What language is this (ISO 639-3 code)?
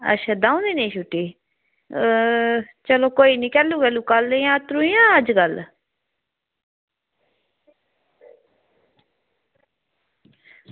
doi